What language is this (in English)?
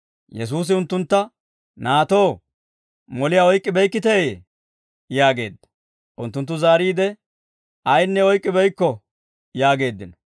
Dawro